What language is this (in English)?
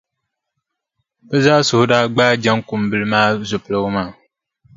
Dagbani